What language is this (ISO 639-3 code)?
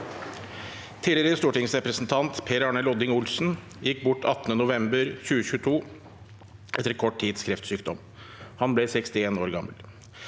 nor